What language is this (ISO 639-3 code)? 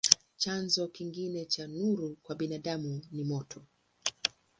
swa